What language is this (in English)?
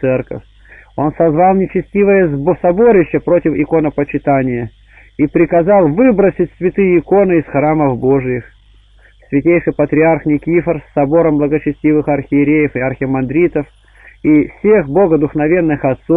Russian